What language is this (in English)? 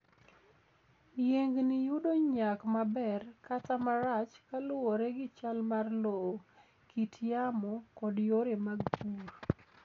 Luo (Kenya and Tanzania)